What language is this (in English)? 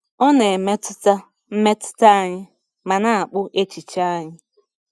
Igbo